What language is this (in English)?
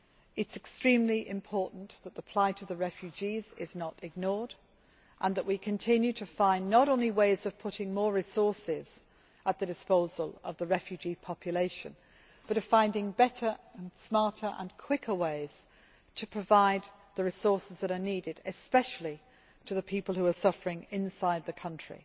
English